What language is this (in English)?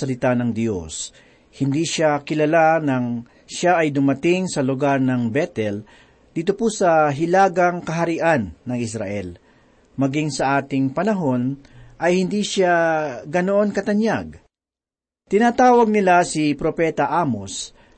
Filipino